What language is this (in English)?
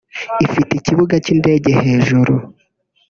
Kinyarwanda